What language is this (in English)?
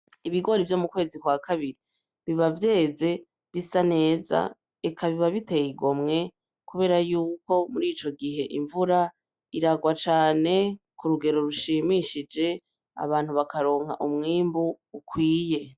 Rundi